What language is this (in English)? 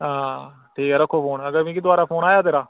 Dogri